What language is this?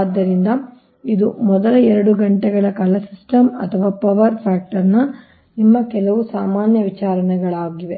Kannada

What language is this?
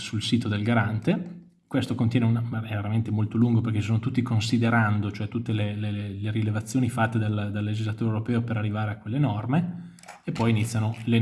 Italian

